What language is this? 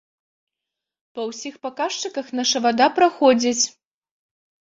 Belarusian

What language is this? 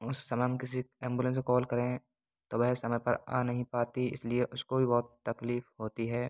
Hindi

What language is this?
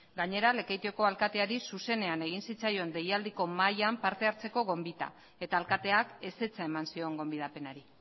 Basque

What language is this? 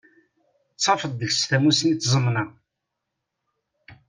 Kabyle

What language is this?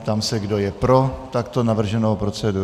Czech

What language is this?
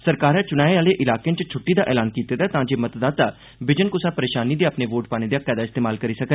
Dogri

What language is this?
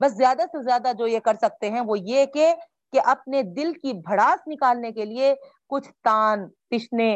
Urdu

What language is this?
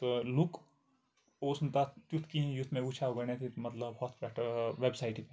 Kashmiri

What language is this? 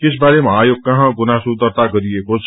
Nepali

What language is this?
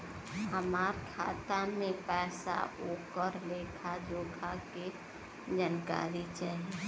Bhojpuri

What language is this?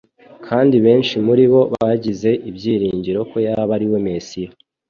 Kinyarwanda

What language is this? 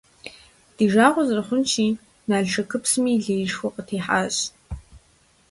Kabardian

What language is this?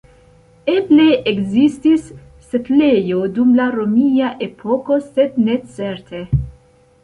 Esperanto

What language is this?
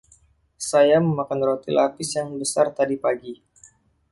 Indonesian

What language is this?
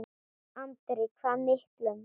Icelandic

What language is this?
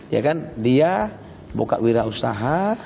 Indonesian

